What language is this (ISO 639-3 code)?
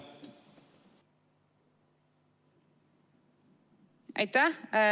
est